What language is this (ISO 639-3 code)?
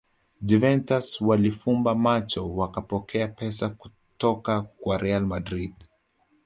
swa